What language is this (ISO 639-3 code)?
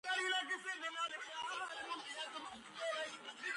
kat